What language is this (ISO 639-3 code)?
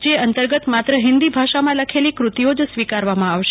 guj